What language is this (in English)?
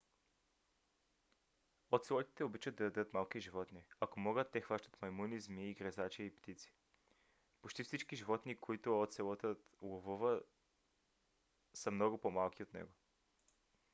Bulgarian